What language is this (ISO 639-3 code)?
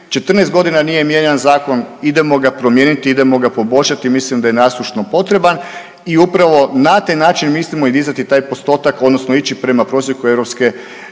hrv